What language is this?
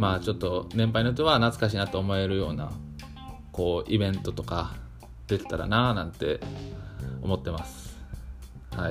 Japanese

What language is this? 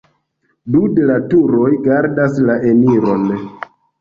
Esperanto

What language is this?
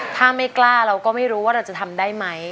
Thai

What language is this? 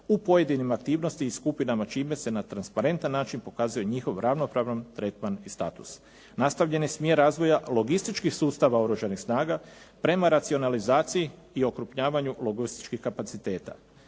Croatian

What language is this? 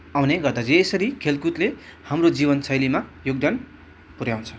Nepali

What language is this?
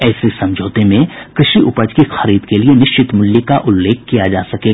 Hindi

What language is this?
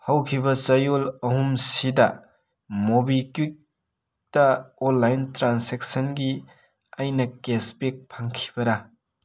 Manipuri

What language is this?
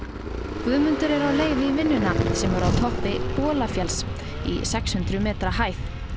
Icelandic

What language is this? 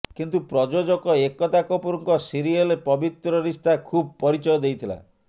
Odia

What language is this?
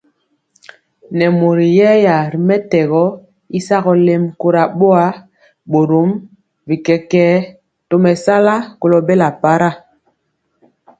Mpiemo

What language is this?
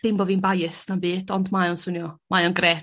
Welsh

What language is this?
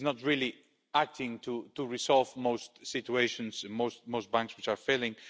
English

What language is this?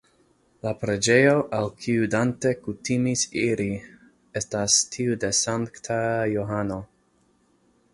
Esperanto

